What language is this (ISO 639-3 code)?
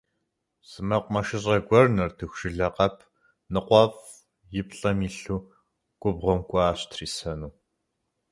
kbd